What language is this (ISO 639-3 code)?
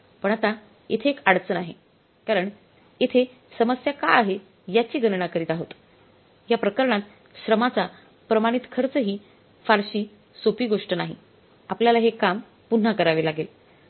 mar